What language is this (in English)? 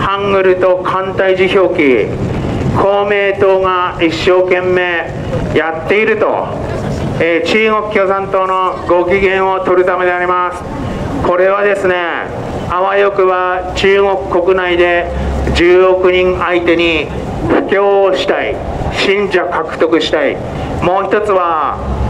Japanese